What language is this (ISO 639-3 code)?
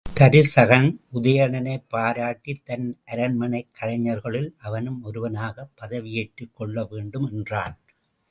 tam